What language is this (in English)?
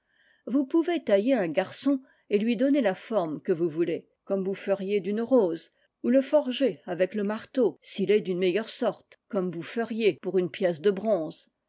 French